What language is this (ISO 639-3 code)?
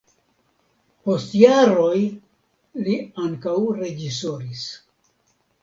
epo